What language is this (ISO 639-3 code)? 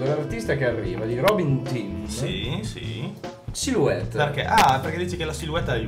ita